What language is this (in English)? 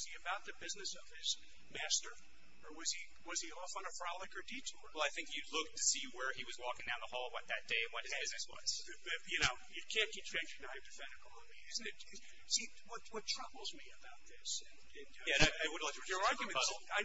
English